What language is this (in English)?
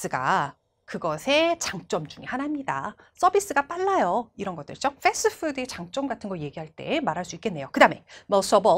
Korean